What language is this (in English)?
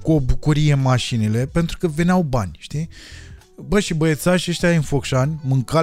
Romanian